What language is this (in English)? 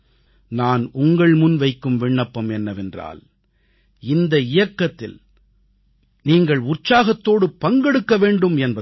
Tamil